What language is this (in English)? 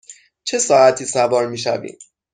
Persian